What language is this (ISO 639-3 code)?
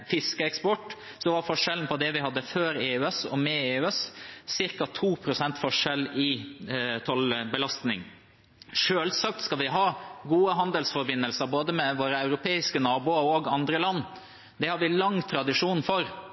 nob